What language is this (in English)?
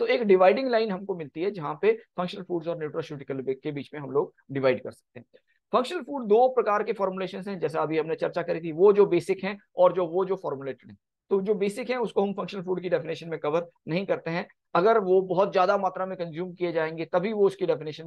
Hindi